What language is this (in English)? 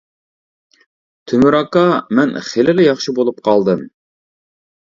Uyghur